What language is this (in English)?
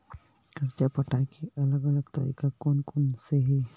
Chhattisgarhi